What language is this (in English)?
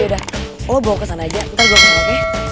Indonesian